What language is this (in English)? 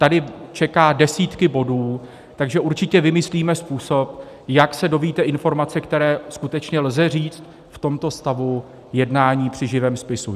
Czech